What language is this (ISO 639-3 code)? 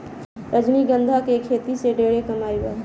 bho